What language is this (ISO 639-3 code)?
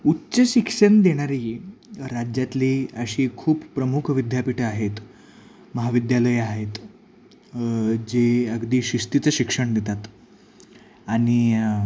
mar